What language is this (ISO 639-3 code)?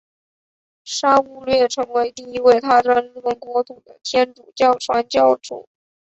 zho